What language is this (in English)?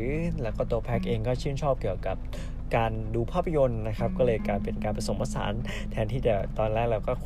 Thai